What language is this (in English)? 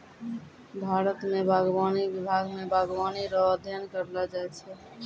Maithili